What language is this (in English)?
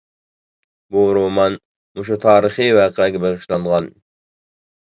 Uyghur